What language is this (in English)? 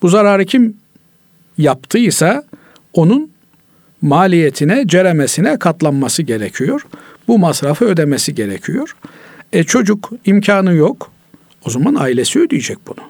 Turkish